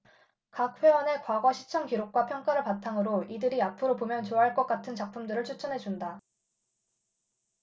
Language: Korean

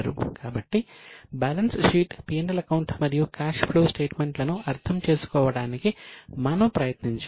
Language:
Telugu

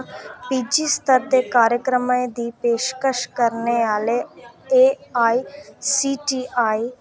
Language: Dogri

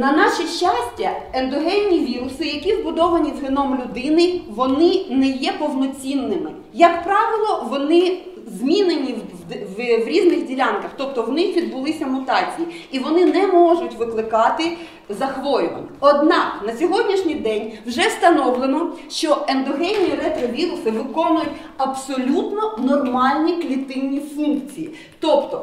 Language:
Ukrainian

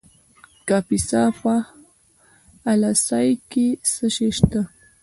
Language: Pashto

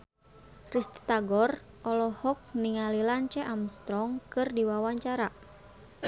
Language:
Sundanese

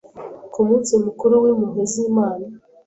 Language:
Kinyarwanda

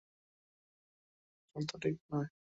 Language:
Bangla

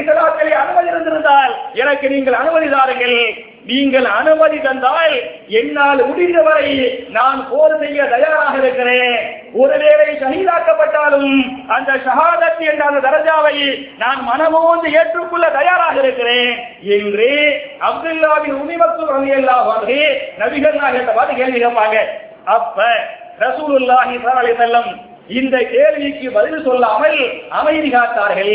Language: Tamil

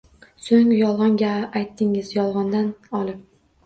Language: Uzbek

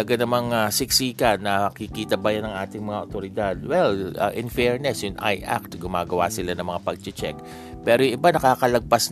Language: Filipino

